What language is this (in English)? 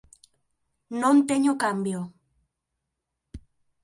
Galician